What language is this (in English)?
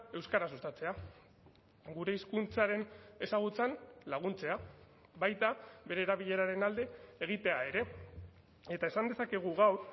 Basque